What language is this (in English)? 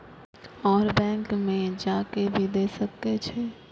Maithili